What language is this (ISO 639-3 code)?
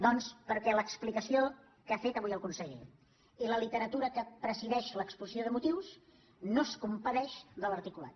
cat